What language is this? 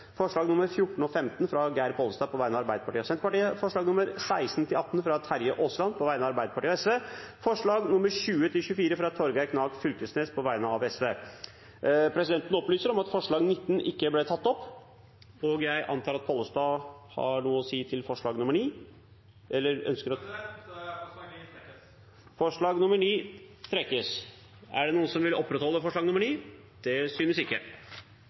Norwegian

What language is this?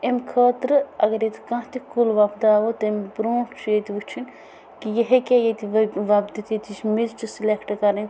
Kashmiri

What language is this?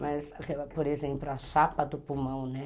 Portuguese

